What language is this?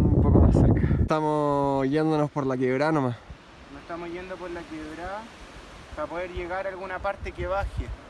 Spanish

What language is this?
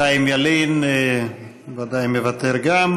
Hebrew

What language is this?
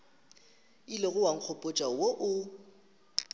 Northern Sotho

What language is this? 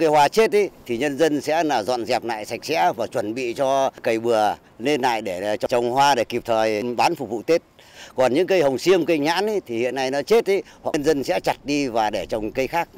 Vietnamese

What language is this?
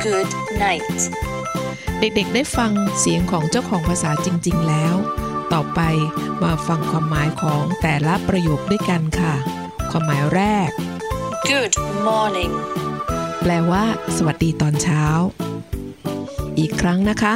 Thai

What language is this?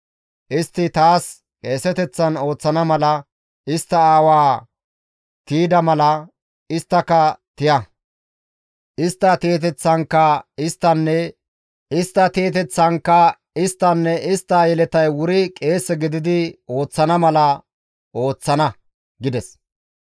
Gamo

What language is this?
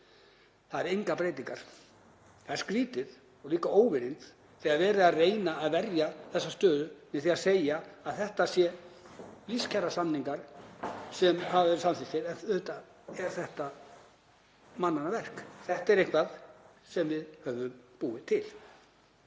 Icelandic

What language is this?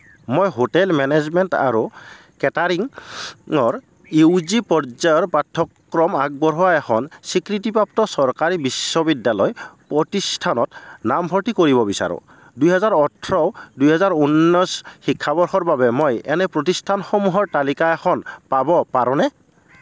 Assamese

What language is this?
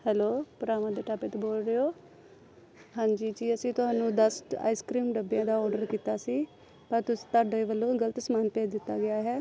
Punjabi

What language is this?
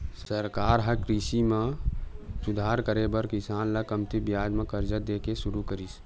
Chhattisgarhi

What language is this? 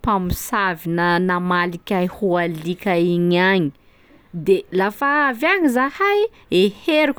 Sakalava Malagasy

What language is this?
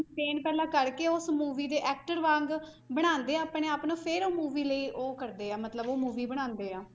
Punjabi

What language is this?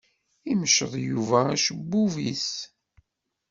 Kabyle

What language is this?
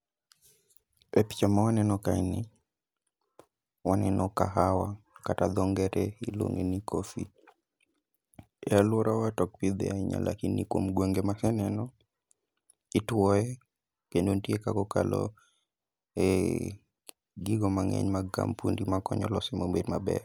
Luo (Kenya and Tanzania)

